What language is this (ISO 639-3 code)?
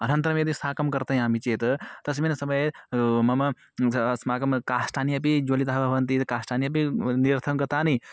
san